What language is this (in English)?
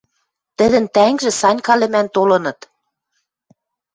Western Mari